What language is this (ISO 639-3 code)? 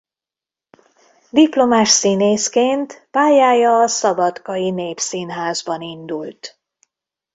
hun